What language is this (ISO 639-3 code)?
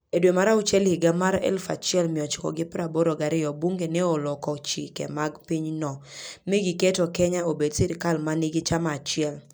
luo